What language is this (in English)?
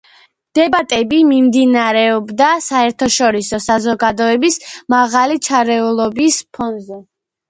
Georgian